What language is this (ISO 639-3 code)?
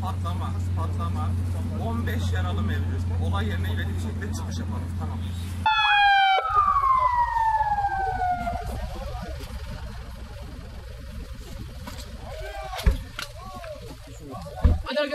tur